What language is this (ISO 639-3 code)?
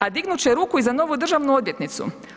hrv